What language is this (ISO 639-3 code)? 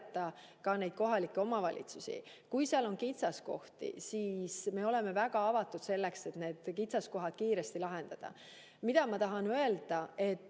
est